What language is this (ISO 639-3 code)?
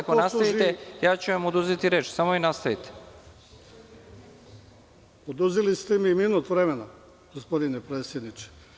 srp